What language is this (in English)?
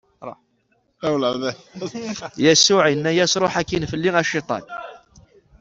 Kabyle